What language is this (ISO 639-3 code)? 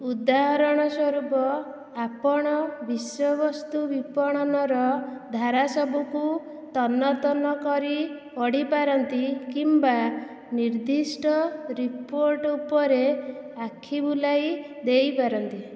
ori